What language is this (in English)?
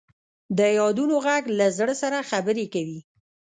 Pashto